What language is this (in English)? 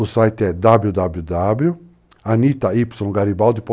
Portuguese